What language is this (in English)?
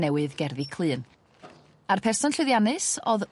Welsh